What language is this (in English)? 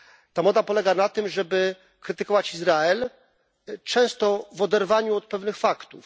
Polish